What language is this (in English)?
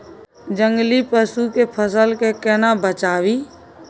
Maithili